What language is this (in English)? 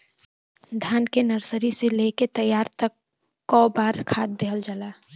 Bhojpuri